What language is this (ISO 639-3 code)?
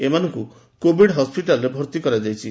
ori